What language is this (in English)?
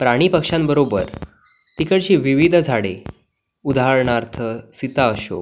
Marathi